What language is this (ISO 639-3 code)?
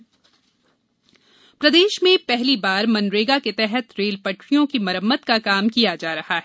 hin